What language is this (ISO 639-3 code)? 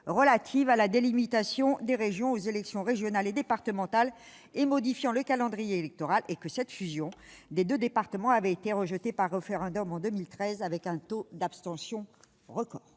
fra